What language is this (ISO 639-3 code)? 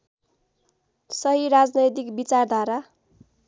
nep